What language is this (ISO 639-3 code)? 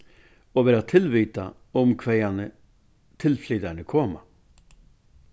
fao